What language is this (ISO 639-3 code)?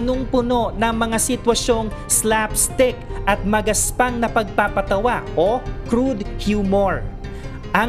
fil